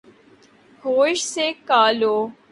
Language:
Urdu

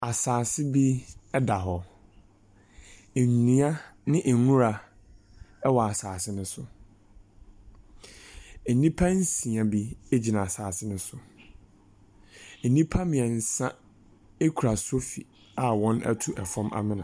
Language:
Akan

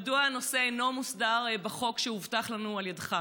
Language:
Hebrew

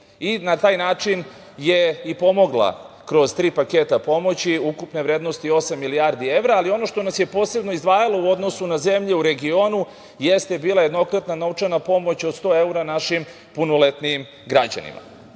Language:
Serbian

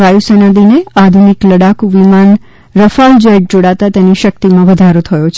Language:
Gujarati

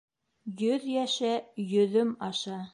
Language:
Bashkir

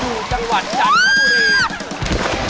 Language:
Thai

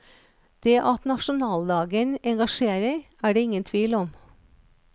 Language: Norwegian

